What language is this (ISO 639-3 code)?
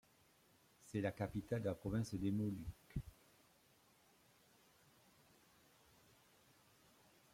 fra